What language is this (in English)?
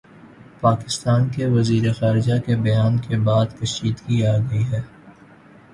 Urdu